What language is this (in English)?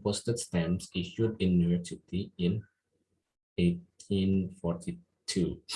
Indonesian